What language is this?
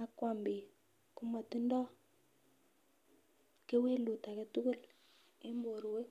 Kalenjin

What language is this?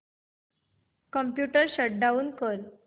Marathi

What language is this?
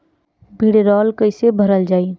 Bhojpuri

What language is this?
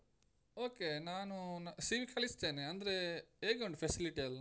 Kannada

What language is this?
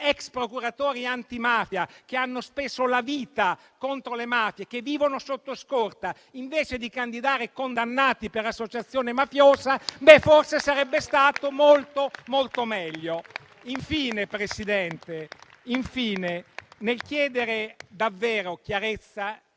Italian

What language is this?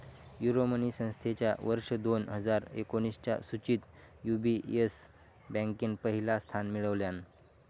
Marathi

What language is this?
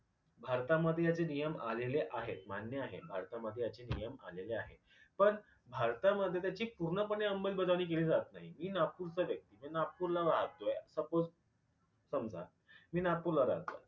Marathi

